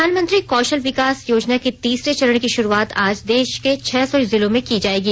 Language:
Hindi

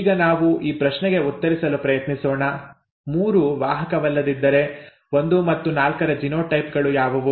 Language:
Kannada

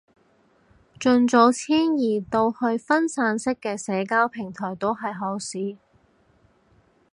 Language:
Cantonese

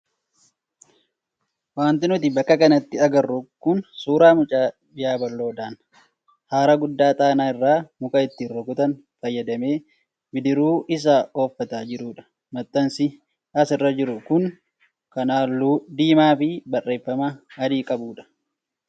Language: Oromo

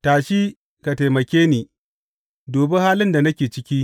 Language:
Hausa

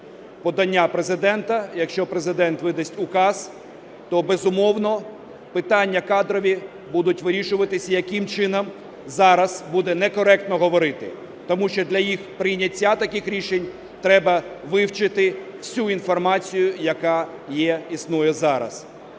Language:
Ukrainian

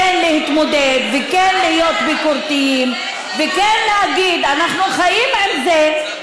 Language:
Hebrew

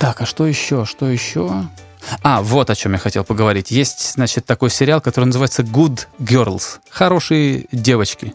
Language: Russian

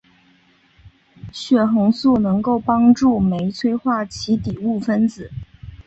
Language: Chinese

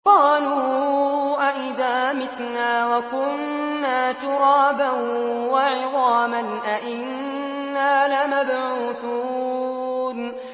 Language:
Arabic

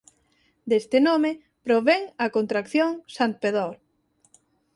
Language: Galician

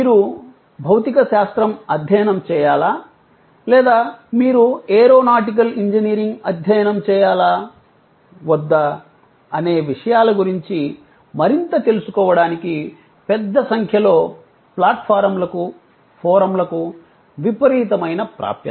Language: Telugu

